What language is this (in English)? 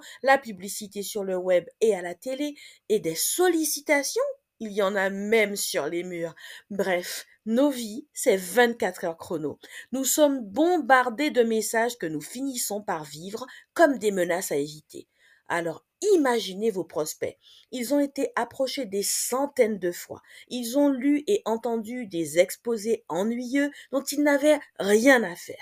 French